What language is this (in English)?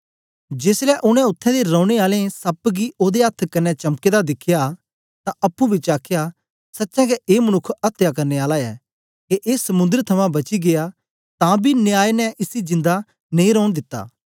Dogri